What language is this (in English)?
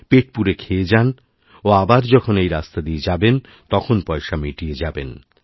Bangla